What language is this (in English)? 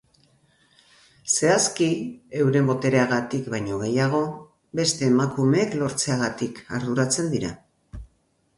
Basque